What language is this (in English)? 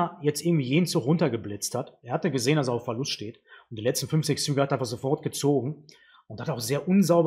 German